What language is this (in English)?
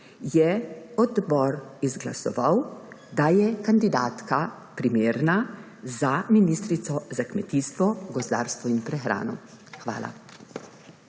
Slovenian